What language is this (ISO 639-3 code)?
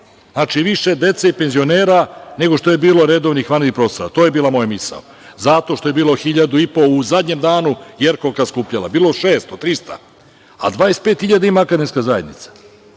srp